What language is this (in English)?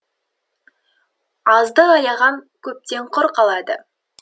Kazakh